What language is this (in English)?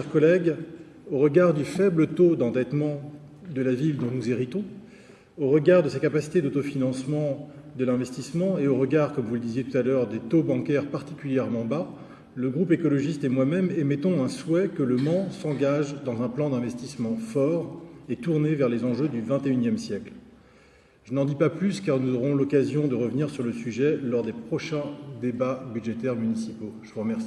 French